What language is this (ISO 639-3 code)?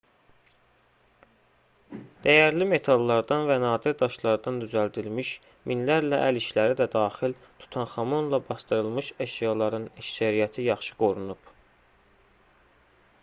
aze